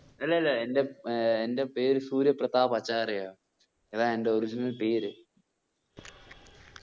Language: Malayalam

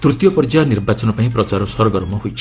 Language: Odia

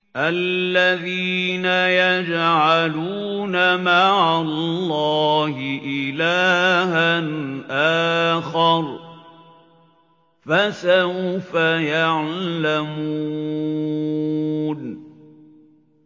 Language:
Arabic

